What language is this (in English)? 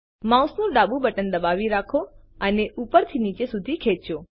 Gujarati